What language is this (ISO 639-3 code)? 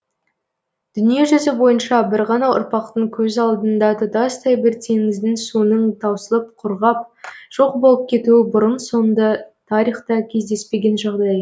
kaz